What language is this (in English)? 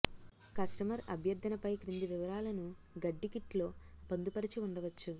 Telugu